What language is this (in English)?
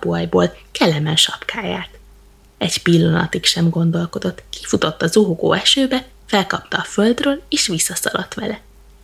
Hungarian